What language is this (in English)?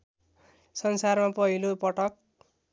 Nepali